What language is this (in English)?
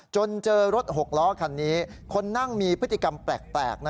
Thai